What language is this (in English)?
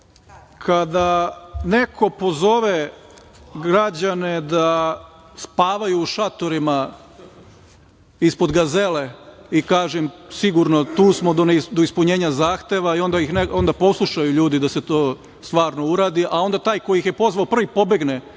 Serbian